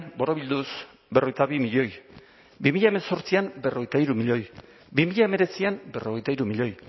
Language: Basque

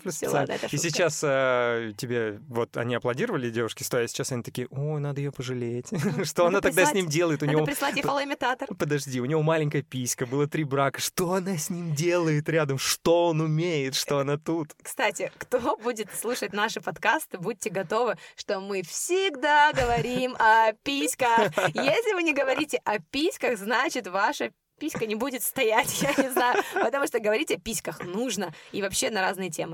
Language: Russian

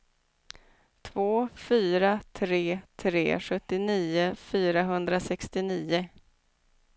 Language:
Swedish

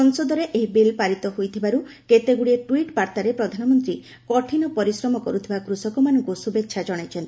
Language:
Odia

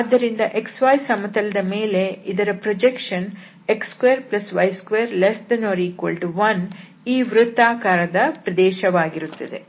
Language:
Kannada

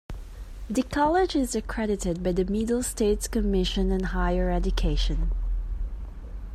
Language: English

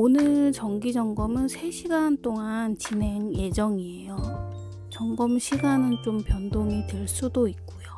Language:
Korean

